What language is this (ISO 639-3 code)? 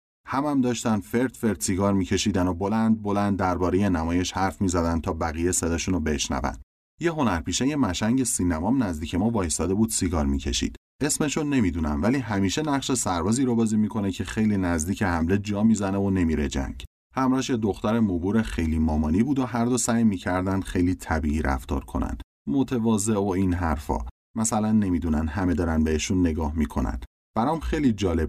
fas